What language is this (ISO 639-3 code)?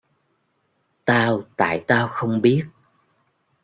vie